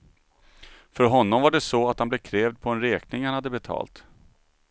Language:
Swedish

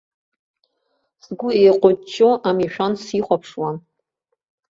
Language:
Abkhazian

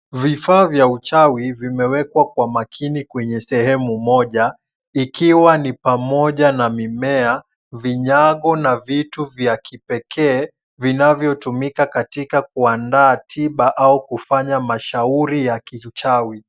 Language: Swahili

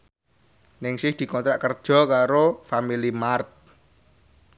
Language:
Javanese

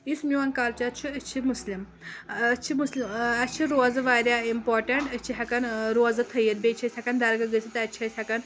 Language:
Kashmiri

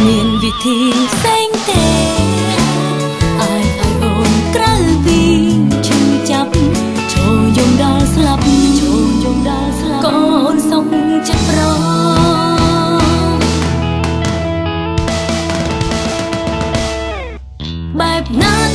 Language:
Thai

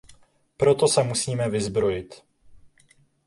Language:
Czech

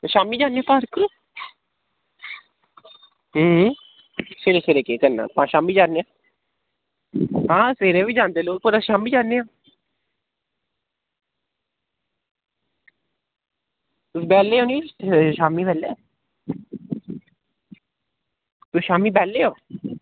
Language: Dogri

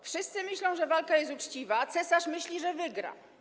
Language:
Polish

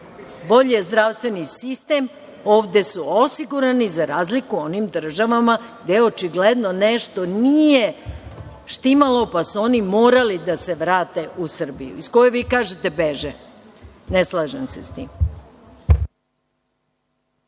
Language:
Serbian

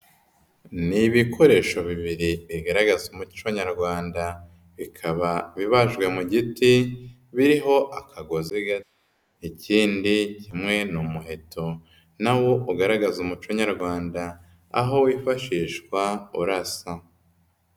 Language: Kinyarwanda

